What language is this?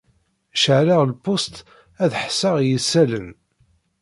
Kabyle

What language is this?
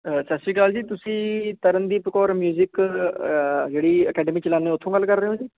Punjabi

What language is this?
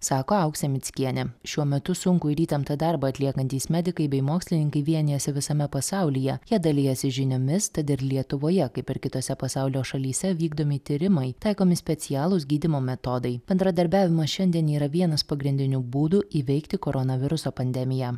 Lithuanian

